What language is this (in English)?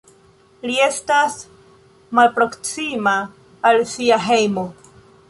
Esperanto